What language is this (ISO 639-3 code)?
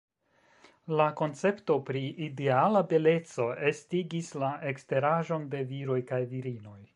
epo